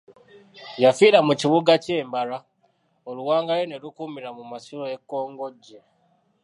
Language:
Ganda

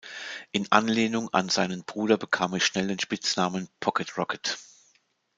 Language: German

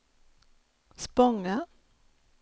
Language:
Swedish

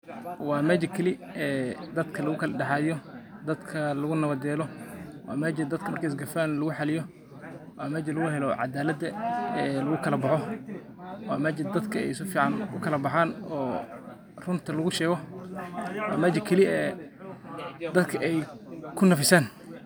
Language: Somali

